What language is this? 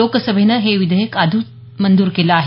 Marathi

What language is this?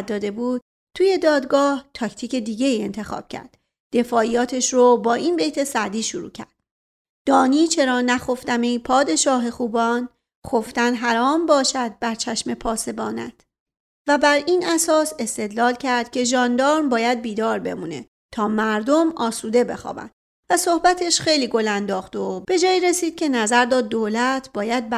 Persian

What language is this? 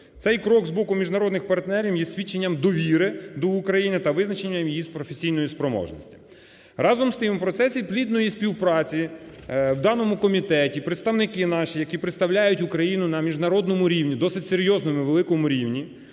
Ukrainian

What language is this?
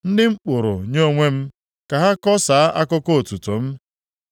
Igbo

